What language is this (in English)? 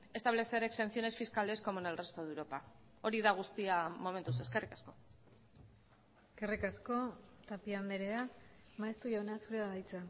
Basque